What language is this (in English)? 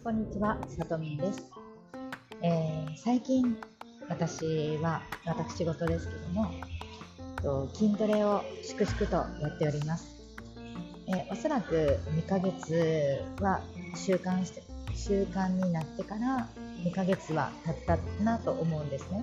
Japanese